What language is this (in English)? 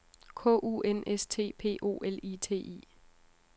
Danish